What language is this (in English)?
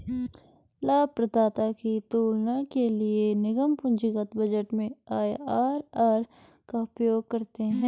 Hindi